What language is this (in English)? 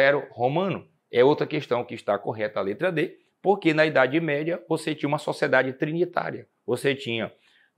Portuguese